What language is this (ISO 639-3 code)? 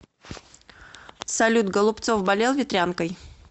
rus